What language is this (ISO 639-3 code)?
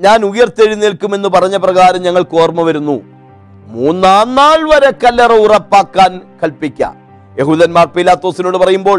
mal